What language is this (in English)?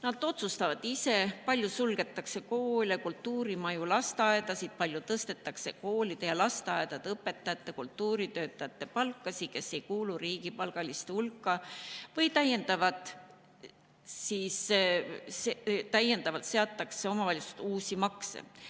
Estonian